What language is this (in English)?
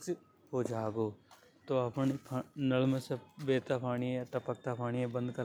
Hadothi